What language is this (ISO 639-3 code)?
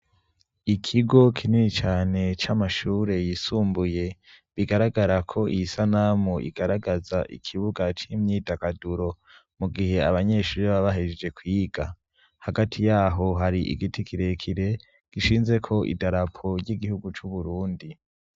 run